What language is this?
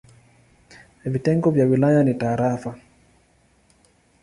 Swahili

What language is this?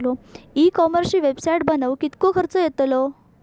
Marathi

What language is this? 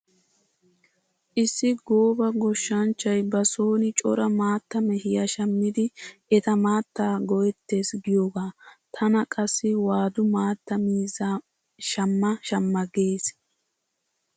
Wolaytta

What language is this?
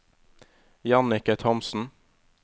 Norwegian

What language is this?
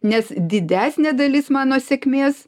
Lithuanian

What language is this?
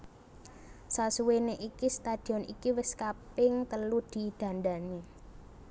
Javanese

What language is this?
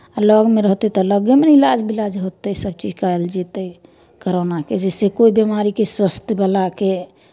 Maithili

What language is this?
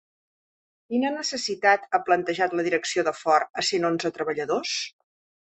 Catalan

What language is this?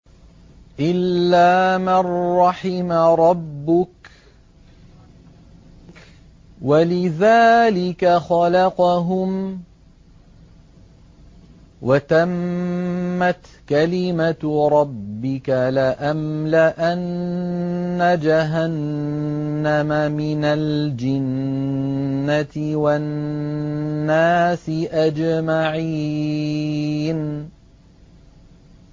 Arabic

